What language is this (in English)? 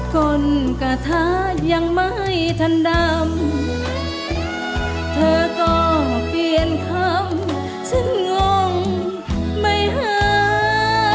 Thai